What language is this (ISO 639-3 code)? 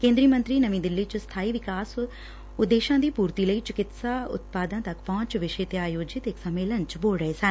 pan